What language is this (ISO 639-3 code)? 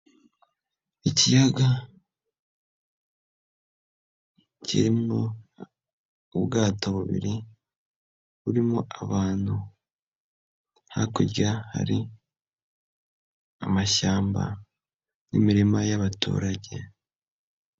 kin